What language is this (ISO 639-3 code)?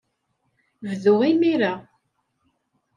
kab